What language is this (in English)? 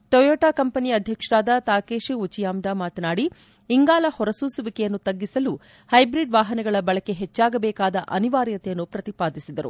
Kannada